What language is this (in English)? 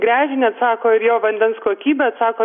Lithuanian